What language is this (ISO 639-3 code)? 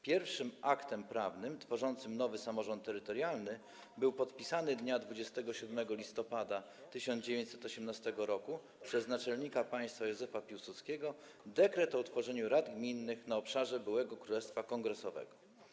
pol